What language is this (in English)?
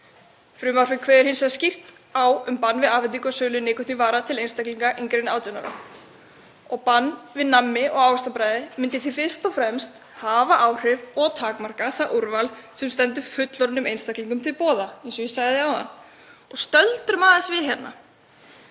Icelandic